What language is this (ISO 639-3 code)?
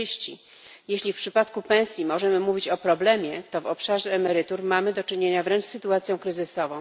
pol